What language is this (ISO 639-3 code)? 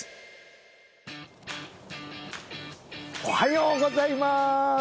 jpn